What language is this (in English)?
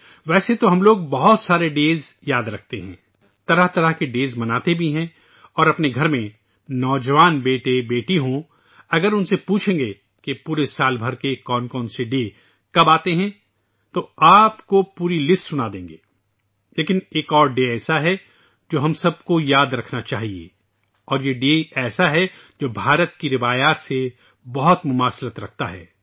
Urdu